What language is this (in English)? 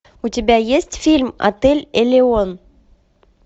Russian